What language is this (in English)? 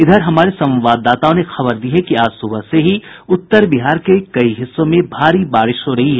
Hindi